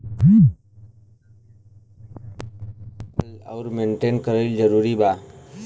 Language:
Bhojpuri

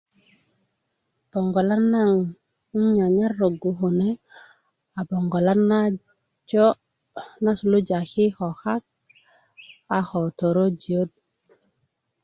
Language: Kuku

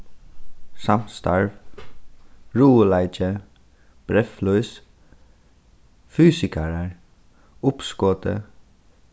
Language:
Faroese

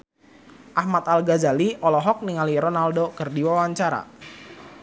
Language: Sundanese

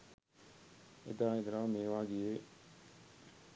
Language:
Sinhala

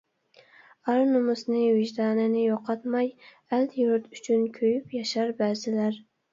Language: Uyghur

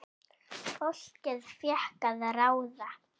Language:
Icelandic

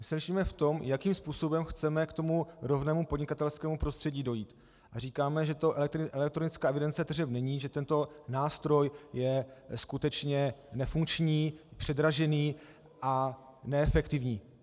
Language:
Czech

